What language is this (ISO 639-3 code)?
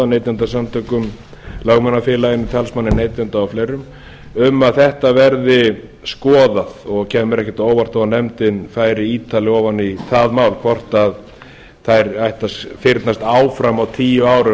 isl